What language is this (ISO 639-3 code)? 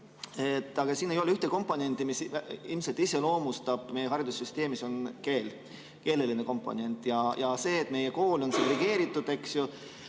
est